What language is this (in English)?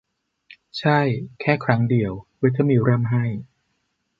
Thai